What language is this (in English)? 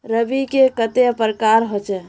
Magahi